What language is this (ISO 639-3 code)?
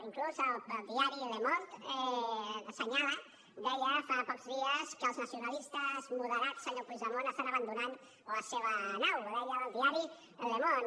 cat